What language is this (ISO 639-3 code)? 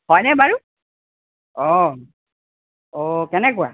asm